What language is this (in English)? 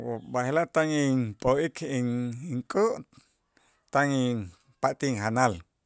Itzá